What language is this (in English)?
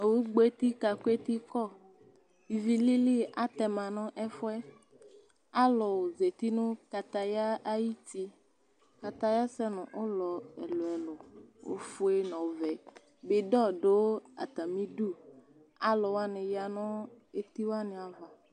Ikposo